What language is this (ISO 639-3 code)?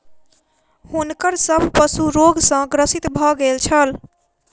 mai